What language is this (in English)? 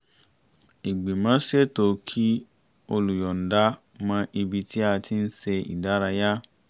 Yoruba